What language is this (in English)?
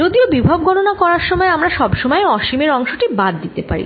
Bangla